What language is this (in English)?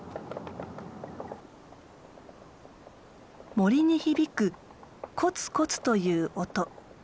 Japanese